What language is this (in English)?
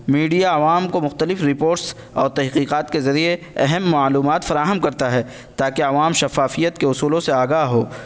Urdu